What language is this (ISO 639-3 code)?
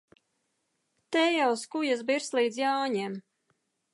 lav